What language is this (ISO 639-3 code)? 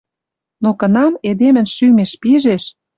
mrj